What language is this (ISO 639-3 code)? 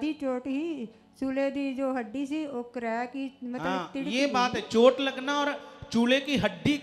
hin